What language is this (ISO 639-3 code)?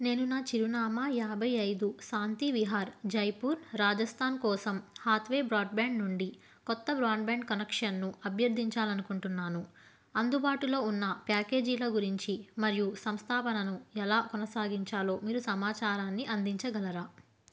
tel